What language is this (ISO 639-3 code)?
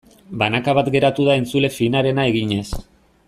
eus